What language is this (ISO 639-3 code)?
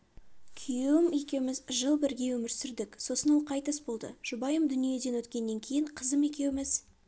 kaz